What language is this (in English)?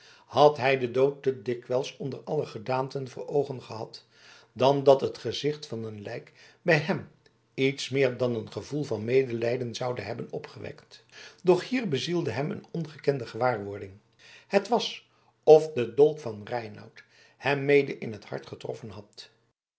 Dutch